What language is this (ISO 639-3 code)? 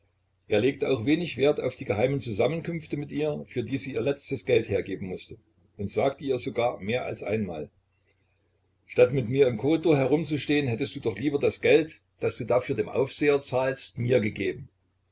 deu